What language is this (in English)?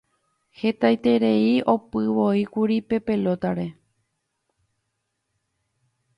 Guarani